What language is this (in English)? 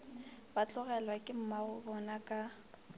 Northern Sotho